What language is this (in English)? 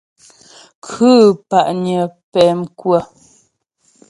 Ghomala